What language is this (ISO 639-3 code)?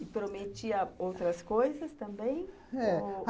por